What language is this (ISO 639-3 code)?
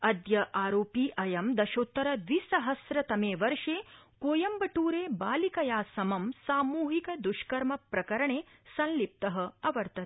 san